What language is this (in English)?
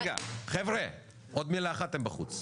Hebrew